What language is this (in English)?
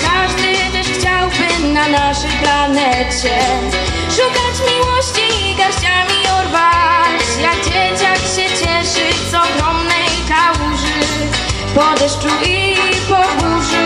Polish